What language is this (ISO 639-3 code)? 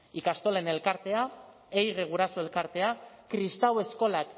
eus